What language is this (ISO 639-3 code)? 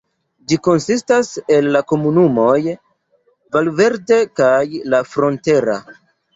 epo